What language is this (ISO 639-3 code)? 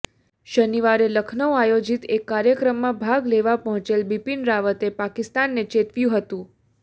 guj